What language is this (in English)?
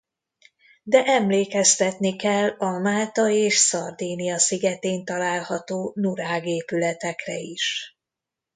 Hungarian